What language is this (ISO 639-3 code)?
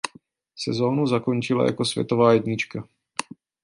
ces